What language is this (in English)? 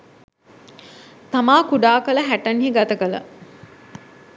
Sinhala